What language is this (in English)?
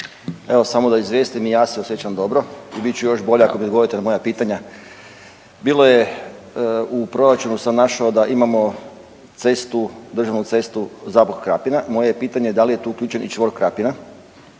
Croatian